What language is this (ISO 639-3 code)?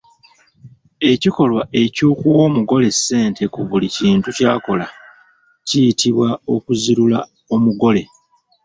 lug